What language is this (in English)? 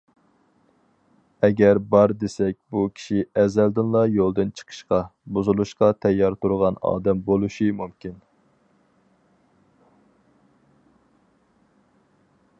Uyghur